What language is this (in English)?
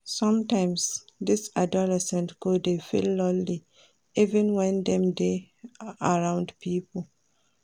Nigerian Pidgin